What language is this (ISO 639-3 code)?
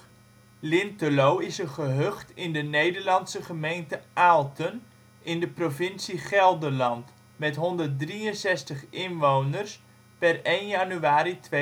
nld